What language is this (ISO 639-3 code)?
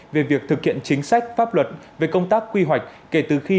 vie